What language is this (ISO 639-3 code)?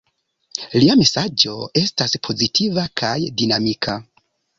epo